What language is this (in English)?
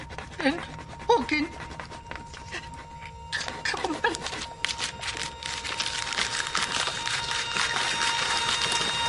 Welsh